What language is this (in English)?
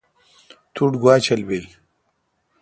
Kalkoti